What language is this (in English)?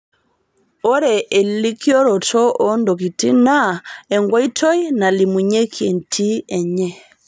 Masai